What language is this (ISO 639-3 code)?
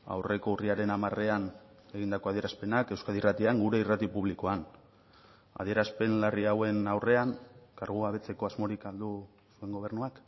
eus